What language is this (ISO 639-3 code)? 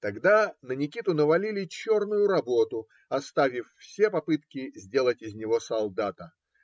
rus